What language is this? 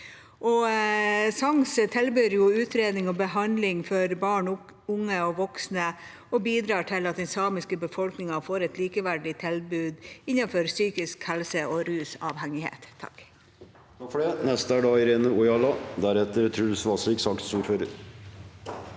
Norwegian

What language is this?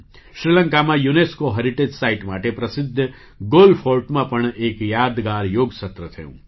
Gujarati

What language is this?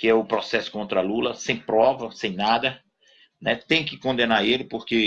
Portuguese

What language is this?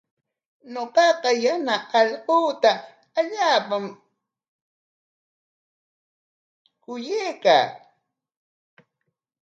Corongo Ancash Quechua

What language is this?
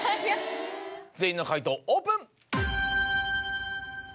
Japanese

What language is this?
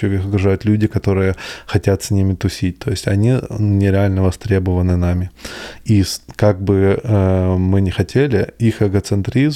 Russian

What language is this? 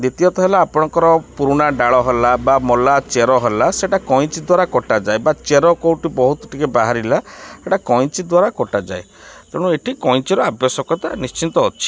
Odia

